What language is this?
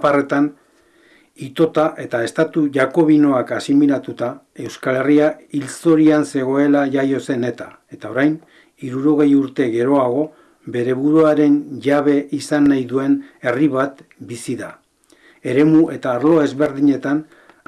Basque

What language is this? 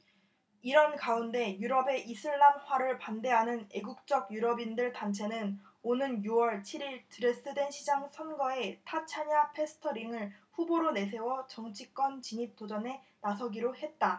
Korean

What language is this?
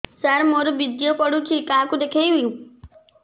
Odia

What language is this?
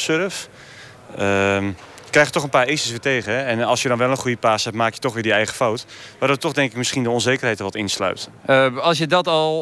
Dutch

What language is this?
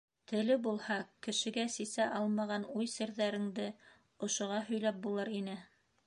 Bashkir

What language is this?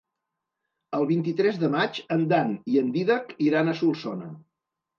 Catalan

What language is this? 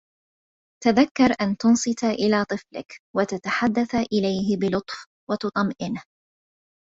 Arabic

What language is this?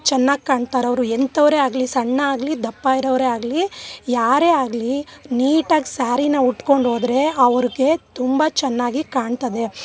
Kannada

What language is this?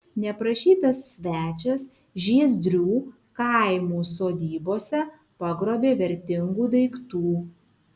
Lithuanian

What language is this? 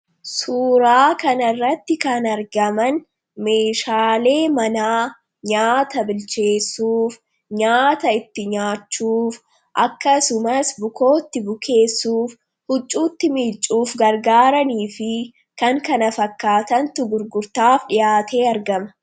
Oromo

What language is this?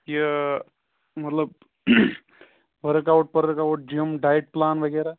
Kashmiri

